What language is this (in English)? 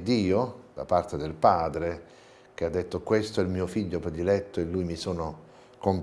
Italian